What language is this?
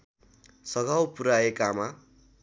Nepali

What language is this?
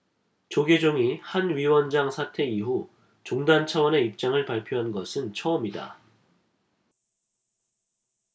Korean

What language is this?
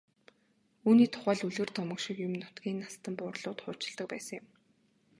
Mongolian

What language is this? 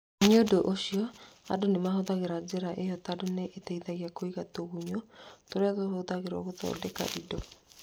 Kikuyu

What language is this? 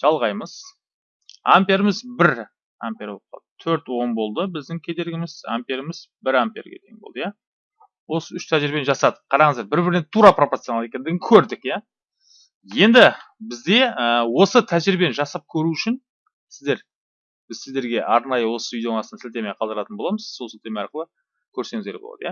Turkish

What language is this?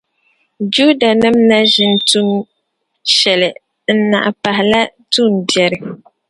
Dagbani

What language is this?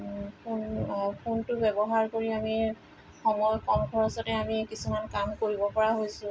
Assamese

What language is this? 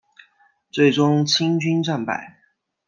Chinese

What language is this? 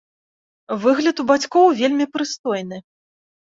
Belarusian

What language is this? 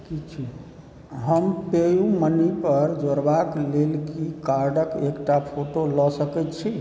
Maithili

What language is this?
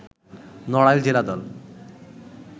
Bangla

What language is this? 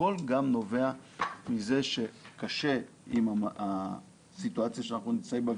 Hebrew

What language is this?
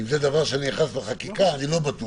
Hebrew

